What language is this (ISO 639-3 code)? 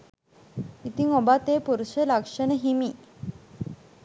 sin